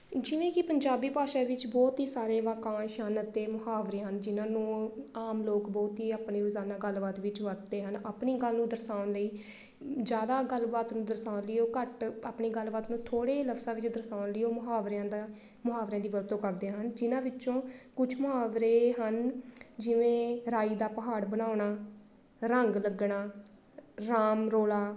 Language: Punjabi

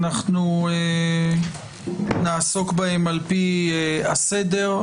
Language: Hebrew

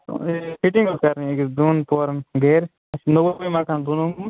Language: Kashmiri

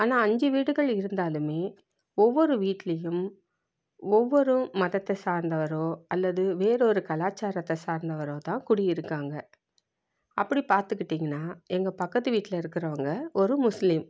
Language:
Tamil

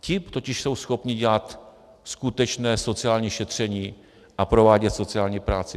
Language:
Czech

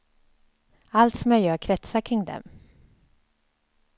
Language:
Swedish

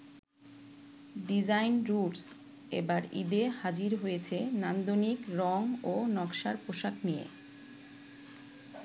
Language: Bangla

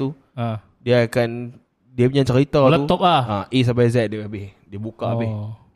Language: Malay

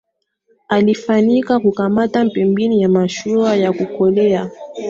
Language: Swahili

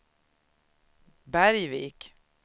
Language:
Swedish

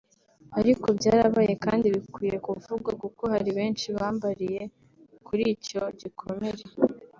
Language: Kinyarwanda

